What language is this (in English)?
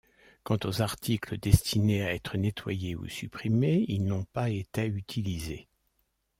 French